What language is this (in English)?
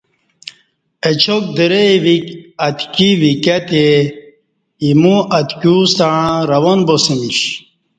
Kati